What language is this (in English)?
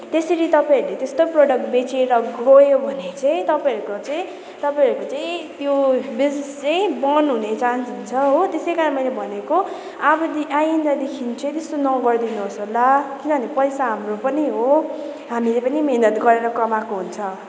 Nepali